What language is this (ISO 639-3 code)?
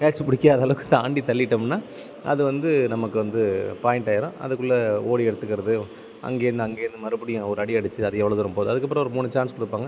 tam